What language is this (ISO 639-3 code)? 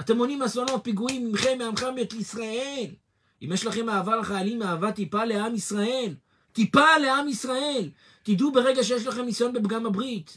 heb